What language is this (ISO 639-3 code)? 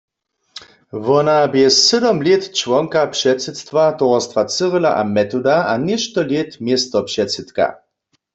hsb